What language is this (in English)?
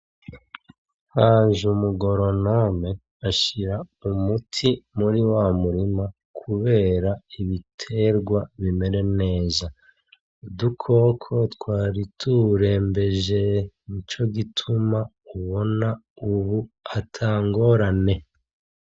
Rundi